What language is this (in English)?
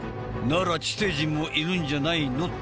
Japanese